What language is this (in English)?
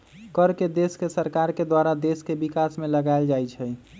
Magahi